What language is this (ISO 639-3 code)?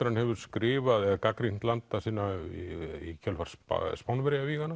isl